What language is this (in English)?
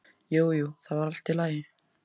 Icelandic